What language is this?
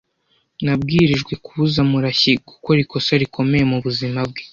Kinyarwanda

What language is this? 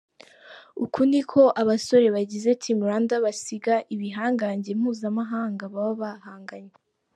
Kinyarwanda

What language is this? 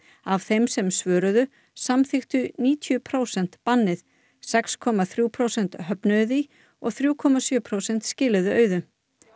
Icelandic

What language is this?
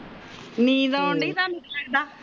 Punjabi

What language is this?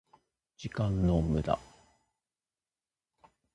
Japanese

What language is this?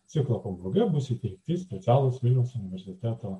Lithuanian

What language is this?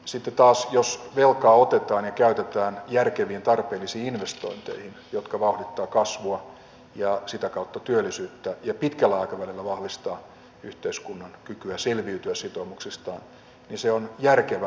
Finnish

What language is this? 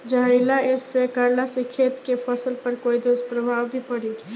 Bhojpuri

